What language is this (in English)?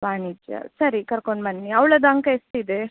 Kannada